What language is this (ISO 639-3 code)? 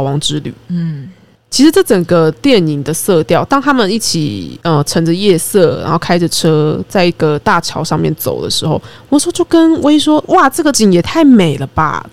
zho